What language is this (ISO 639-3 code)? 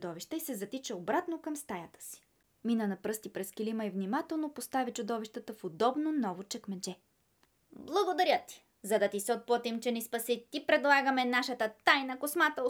bul